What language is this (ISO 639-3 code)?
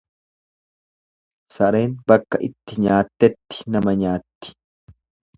orm